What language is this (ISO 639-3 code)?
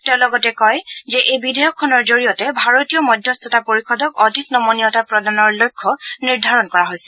asm